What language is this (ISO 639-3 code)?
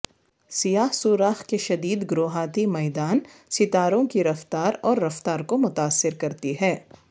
urd